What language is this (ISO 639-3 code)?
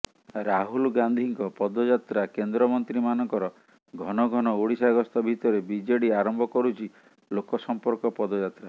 ori